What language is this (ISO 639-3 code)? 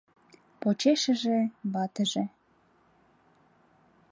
chm